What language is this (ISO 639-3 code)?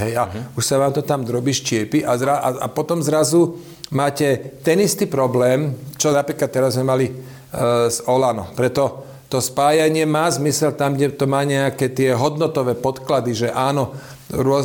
slk